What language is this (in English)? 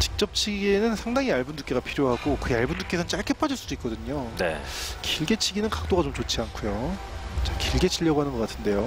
Korean